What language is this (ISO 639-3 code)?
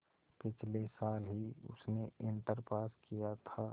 hin